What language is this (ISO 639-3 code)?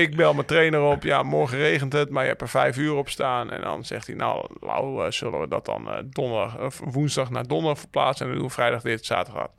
nld